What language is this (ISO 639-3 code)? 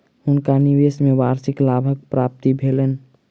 mai